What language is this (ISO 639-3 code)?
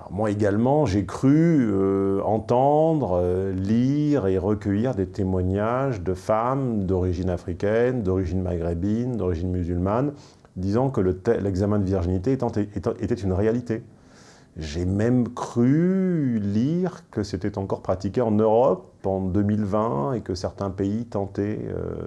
fra